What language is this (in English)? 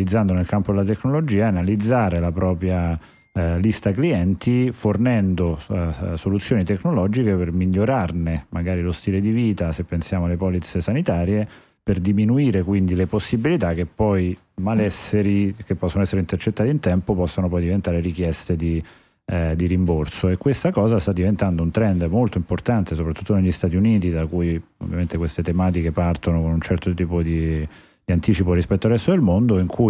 Italian